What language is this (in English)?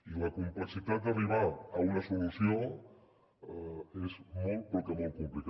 Catalan